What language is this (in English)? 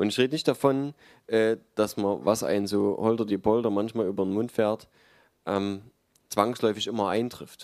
German